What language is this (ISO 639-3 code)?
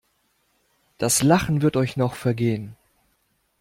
deu